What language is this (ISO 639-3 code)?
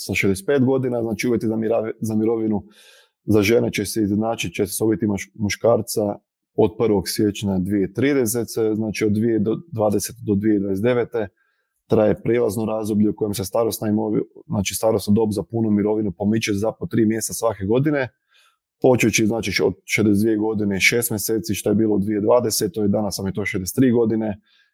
hrv